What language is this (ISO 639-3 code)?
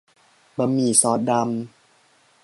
tha